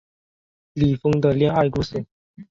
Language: Chinese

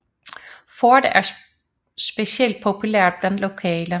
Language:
Danish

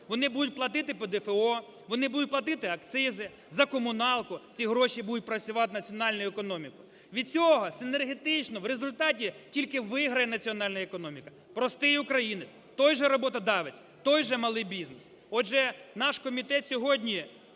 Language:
Ukrainian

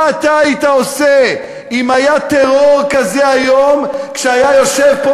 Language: Hebrew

